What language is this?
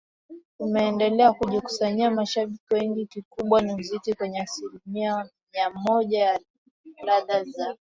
Swahili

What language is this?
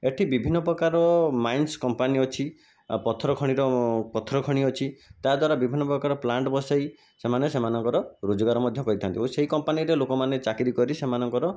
Odia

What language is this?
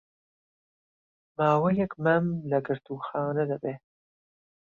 Central Kurdish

